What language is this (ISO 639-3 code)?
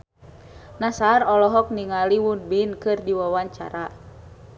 sun